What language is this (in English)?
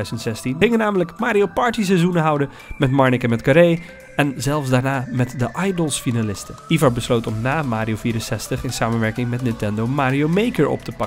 Dutch